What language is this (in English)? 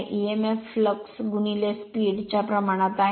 Marathi